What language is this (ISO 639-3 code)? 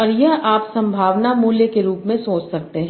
hin